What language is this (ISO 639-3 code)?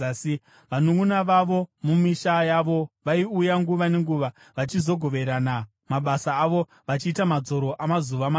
sna